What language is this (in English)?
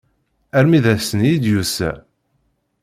Kabyle